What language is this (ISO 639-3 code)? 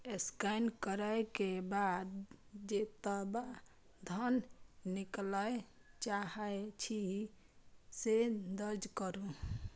mai